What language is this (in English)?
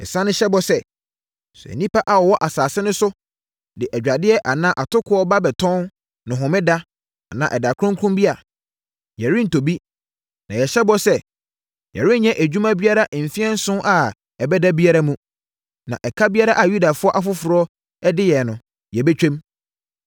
Akan